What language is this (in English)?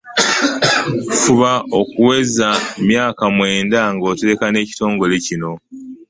Ganda